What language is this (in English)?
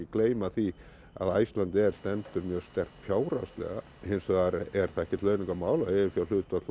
Icelandic